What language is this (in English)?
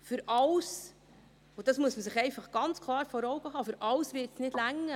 Swiss German